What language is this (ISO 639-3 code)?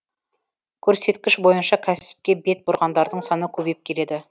kaz